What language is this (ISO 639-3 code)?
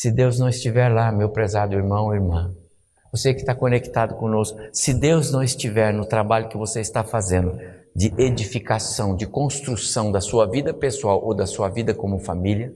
por